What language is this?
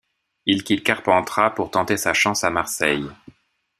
French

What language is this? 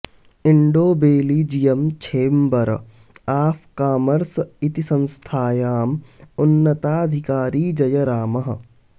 Sanskrit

